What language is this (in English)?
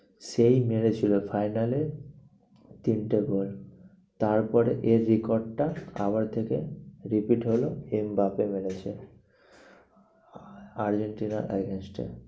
Bangla